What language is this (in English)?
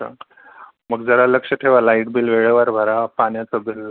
Marathi